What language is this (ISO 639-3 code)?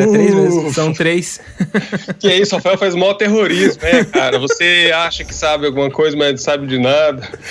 por